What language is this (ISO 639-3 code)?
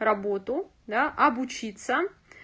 rus